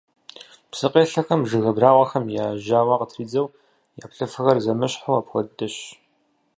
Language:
Kabardian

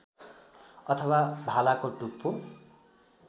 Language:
Nepali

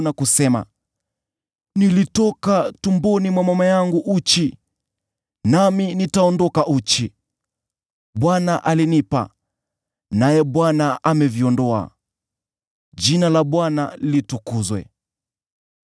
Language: Swahili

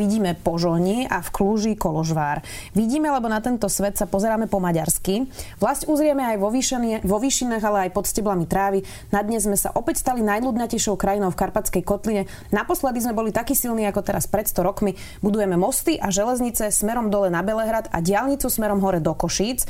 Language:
Slovak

